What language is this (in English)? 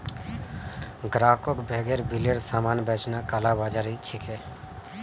Magahi